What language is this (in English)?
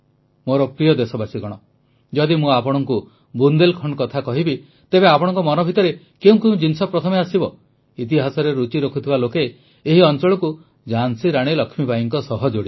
Odia